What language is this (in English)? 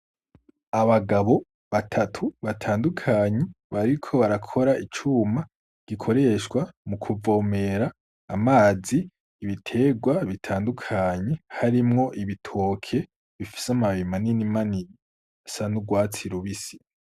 Rundi